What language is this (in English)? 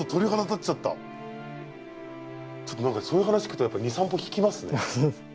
Japanese